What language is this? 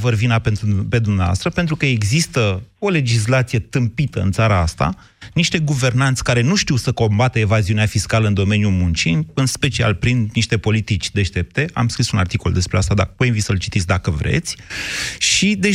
Romanian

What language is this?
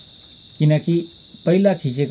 Nepali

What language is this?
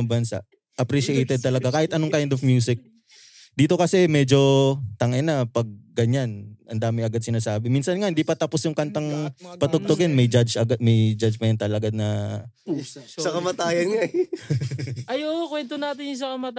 Filipino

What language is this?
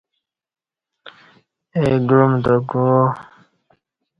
Kati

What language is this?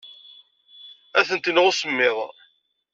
Kabyle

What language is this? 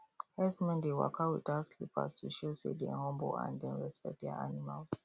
Nigerian Pidgin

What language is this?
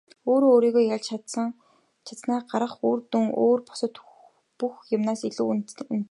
Mongolian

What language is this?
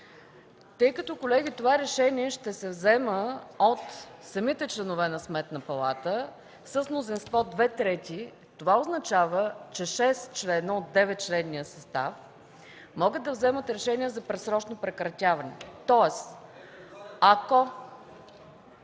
Bulgarian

